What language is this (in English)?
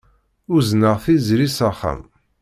Kabyle